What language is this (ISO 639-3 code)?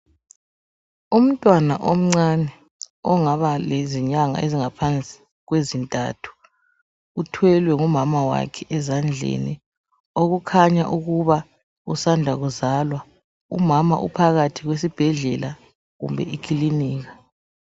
nde